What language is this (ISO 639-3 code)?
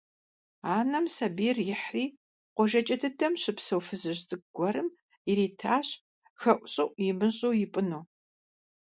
kbd